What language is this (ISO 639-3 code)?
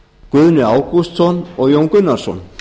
isl